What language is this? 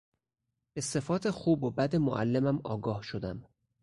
Persian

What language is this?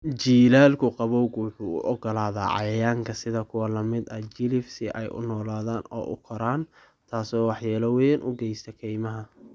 Somali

